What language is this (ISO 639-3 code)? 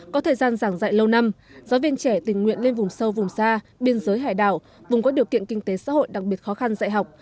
vie